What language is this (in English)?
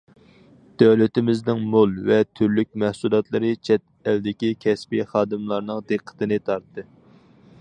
Uyghur